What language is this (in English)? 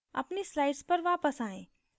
Hindi